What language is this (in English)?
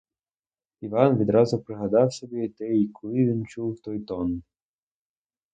Ukrainian